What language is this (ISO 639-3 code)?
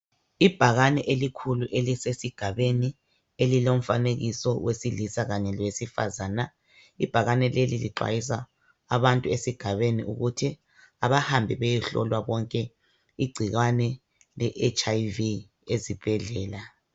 nde